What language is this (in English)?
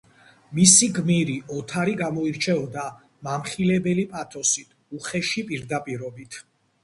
Georgian